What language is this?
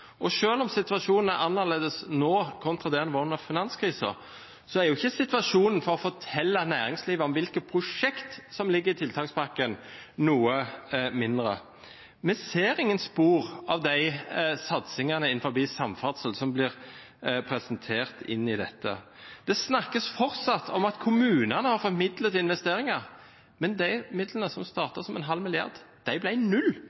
Norwegian Bokmål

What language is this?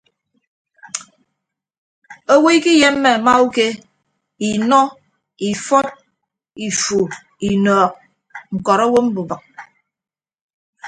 Ibibio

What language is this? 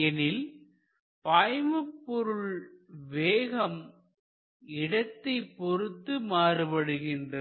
Tamil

